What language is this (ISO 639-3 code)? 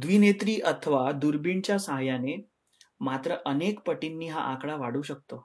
mar